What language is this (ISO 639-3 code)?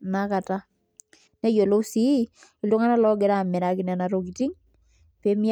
mas